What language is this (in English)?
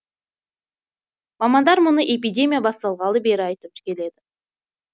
Kazakh